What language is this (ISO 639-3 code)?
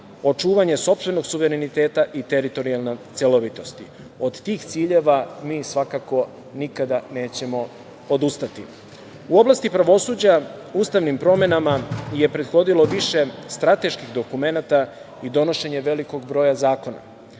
srp